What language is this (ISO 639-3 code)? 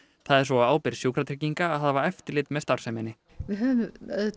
isl